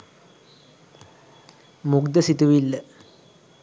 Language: Sinhala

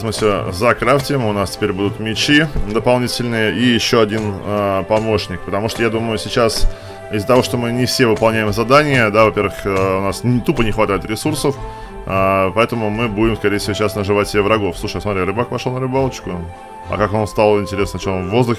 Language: Russian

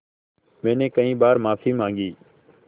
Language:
Hindi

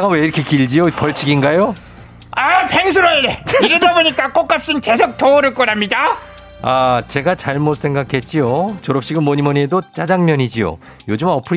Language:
Korean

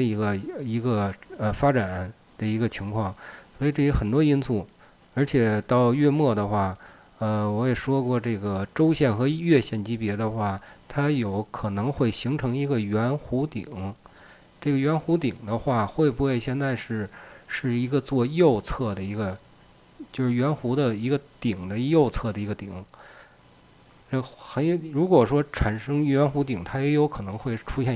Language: Chinese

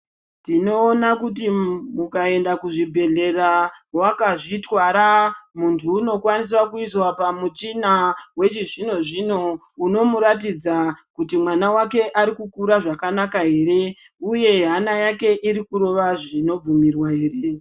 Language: Ndau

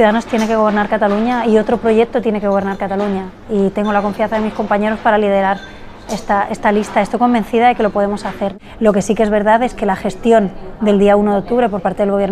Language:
Spanish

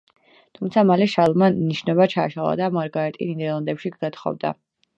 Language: Georgian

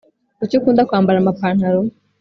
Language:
Kinyarwanda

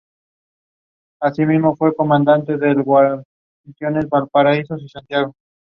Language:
English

